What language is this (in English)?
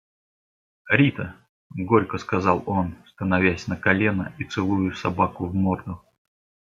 Russian